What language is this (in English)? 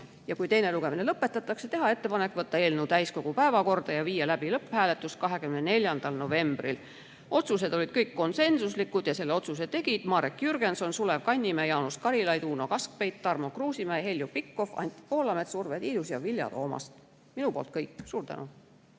Estonian